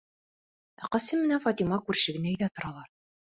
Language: Bashkir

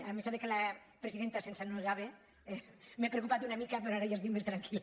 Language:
Catalan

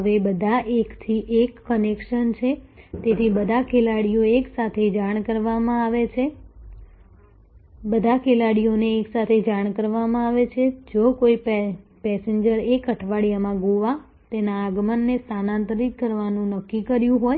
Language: Gujarati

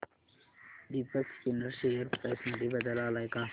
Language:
Marathi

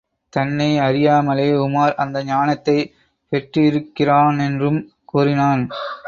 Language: Tamil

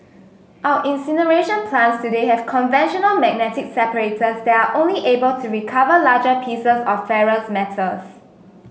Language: English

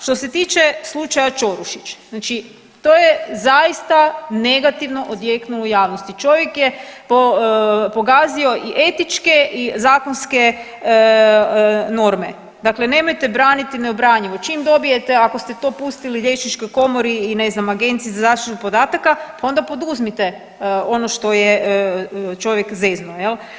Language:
Croatian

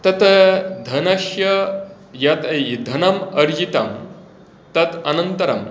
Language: Sanskrit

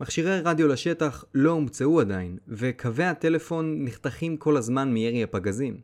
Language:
Hebrew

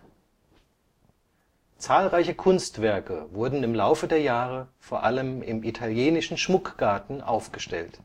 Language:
German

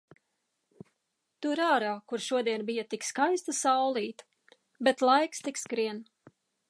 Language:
Latvian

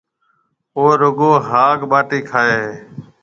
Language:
Marwari (Pakistan)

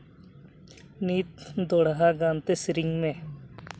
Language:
Santali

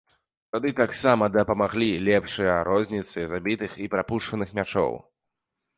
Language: Belarusian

